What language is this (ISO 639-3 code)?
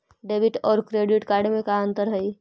mag